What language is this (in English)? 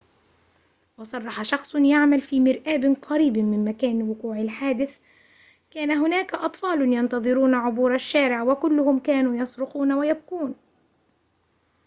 Arabic